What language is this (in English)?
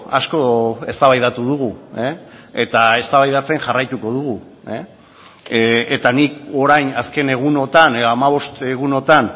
Basque